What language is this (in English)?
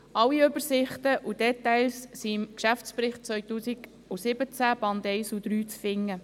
Swiss German